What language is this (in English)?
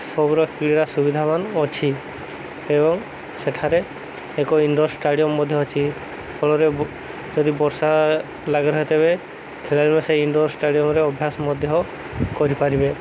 Odia